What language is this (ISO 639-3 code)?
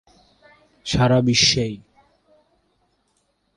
ben